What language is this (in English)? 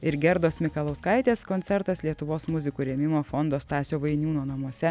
Lithuanian